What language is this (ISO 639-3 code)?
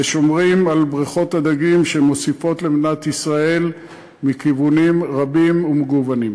heb